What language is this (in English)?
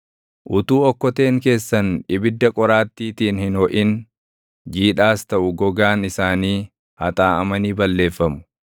Oromo